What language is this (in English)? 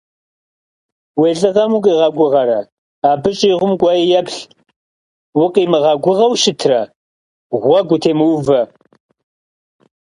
Kabardian